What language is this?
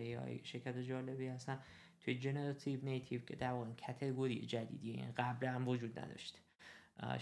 Persian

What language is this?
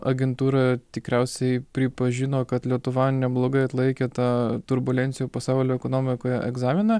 Lithuanian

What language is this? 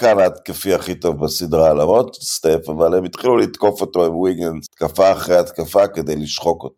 Hebrew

